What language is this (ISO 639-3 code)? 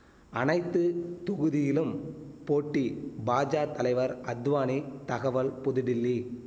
tam